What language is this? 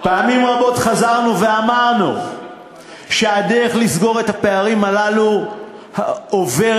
Hebrew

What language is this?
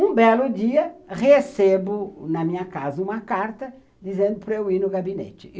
Portuguese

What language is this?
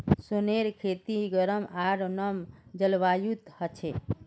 Magahi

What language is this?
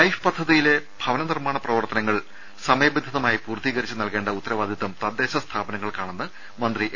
Malayalam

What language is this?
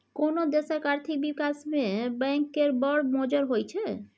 Maithili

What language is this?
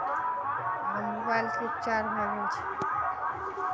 Maithili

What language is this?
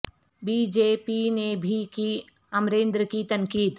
Urdu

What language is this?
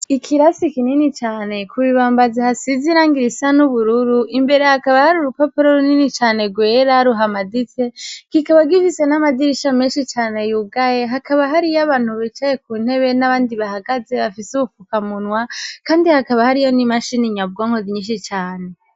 Rundi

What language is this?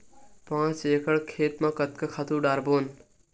Chhattisgarhi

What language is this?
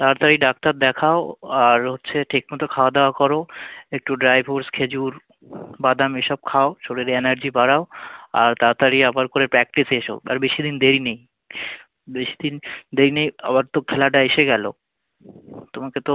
Bangla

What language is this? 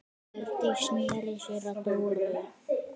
Icelandic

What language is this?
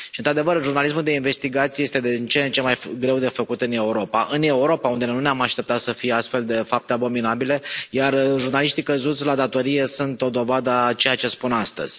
Romanian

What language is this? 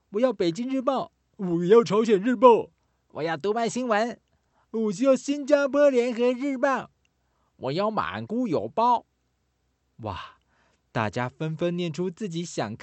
Chinese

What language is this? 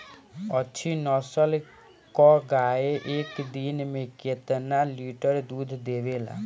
Bhojpuri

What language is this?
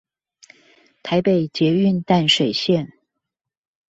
Chinese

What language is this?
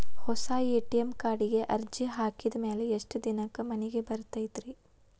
Kannada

